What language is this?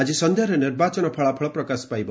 Odia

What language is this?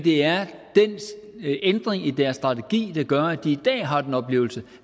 Danish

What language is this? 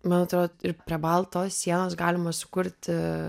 Lithuanian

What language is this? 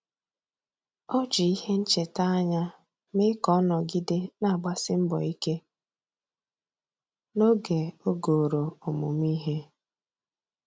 Igbo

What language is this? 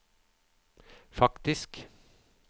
Norwegian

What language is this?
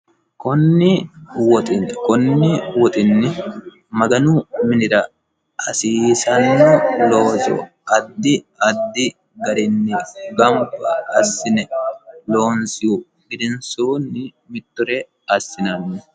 Sidamo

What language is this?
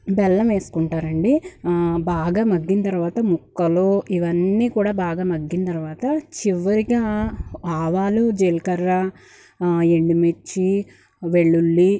Telugu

